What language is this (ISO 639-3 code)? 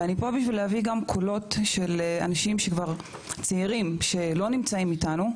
heb